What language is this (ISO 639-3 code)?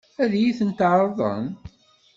kab